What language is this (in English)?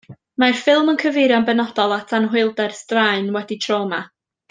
Welsh